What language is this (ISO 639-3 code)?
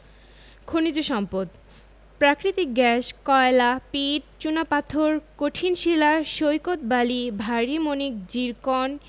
ben